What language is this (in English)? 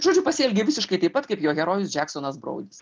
Lithuanian